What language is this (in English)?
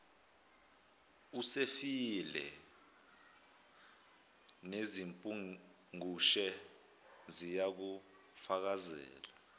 Zulu